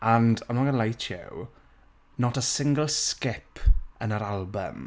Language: Welsh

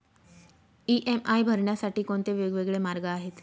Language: Marathi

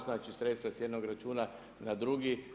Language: Croatian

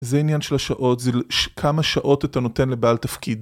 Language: Hebrew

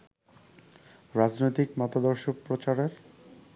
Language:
Bangla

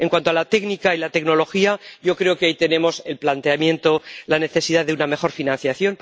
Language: Spanish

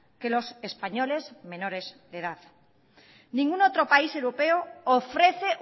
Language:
Spanish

